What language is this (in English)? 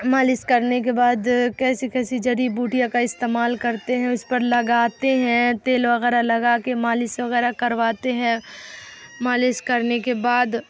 Urdu